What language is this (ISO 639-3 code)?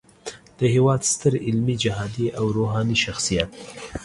pus